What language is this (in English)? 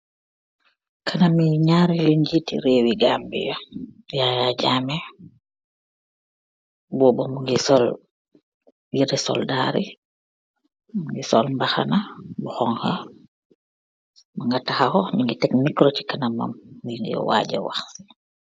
Wolof